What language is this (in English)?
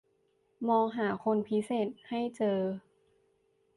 Thai